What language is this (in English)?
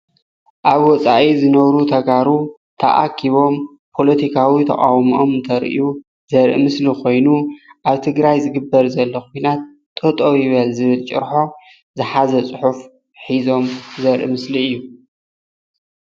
Tigrinya